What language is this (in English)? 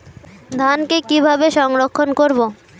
Bangla